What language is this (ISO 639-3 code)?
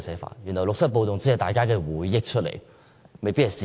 yue